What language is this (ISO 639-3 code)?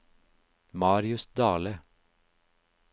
nor